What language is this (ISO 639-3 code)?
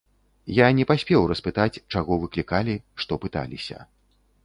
bel